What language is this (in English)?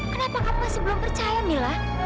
Indonesian